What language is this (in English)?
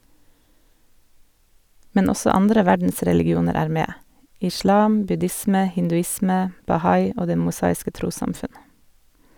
Norwegian